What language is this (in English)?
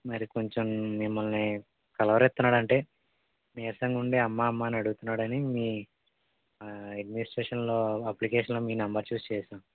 Telugu